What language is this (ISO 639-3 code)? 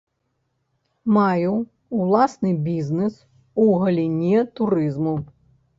bel